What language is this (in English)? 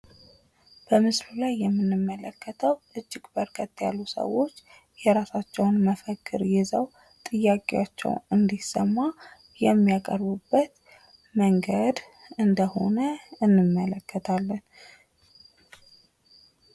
Amharic